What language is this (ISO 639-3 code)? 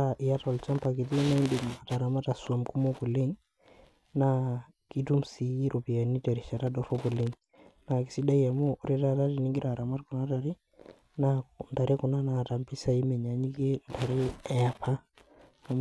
mas